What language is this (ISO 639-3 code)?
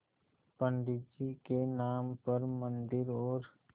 hin